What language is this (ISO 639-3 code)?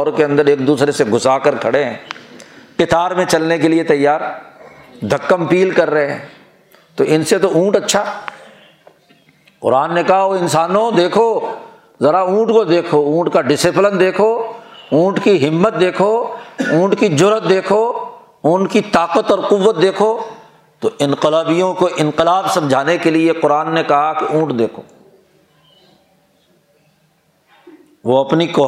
urd